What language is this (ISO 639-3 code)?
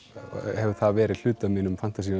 isl